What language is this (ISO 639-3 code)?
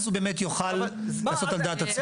heb